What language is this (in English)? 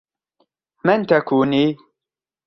Arabic